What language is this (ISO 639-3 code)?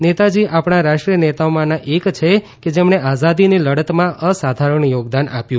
guj